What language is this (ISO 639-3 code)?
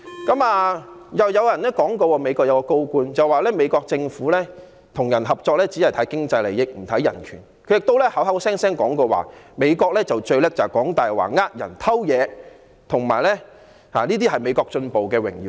yue